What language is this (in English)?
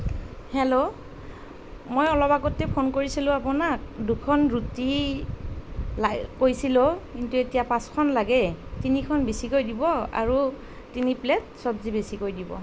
Assamese